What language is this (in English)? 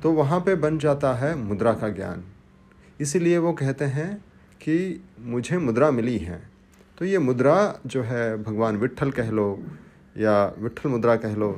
Hindi